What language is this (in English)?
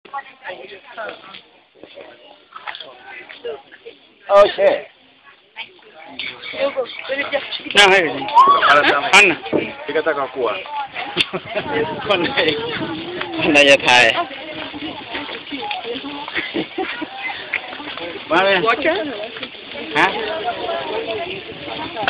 Thai